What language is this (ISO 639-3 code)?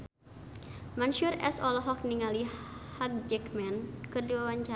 sun